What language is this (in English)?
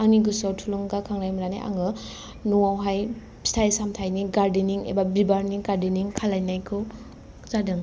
Bodo